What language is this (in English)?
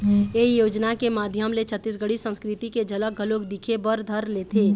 Chhattisgarhi